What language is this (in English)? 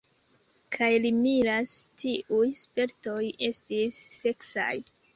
Esperanto